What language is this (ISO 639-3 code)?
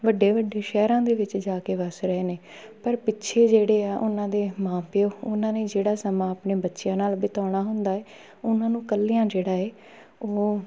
pan